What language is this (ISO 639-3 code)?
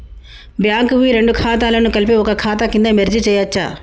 tel